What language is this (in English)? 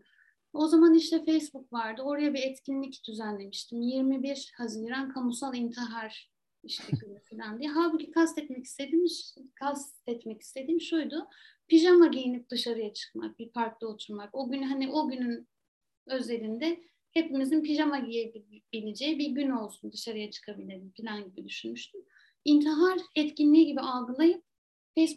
Turkish